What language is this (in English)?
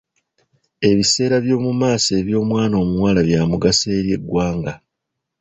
Ganda